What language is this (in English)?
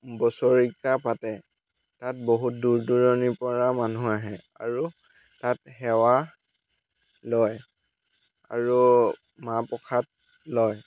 Assamese